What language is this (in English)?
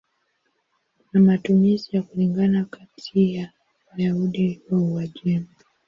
Swahili